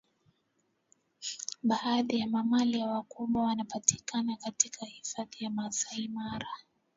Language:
Swahili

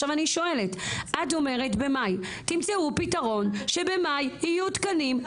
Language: Hebrew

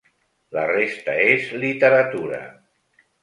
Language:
Catalan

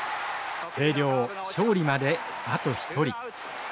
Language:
Japanese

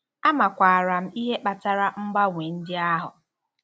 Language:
Igbo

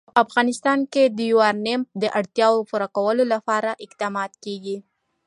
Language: Pashto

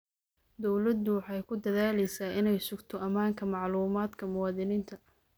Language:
Somali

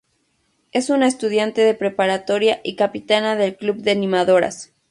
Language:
Spanish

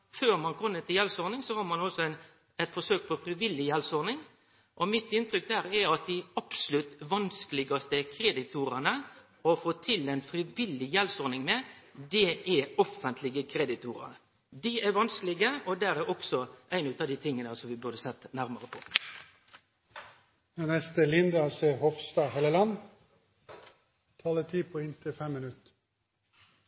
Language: Norwegian Nynorsk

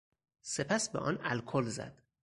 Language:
Persian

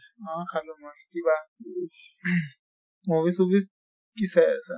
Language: Assamese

